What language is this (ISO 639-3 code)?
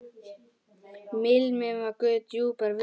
isl